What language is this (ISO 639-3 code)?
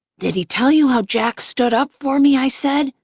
eng